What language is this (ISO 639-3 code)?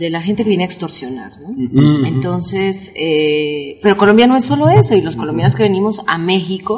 spa